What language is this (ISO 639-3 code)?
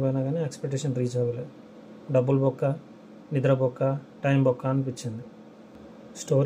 tel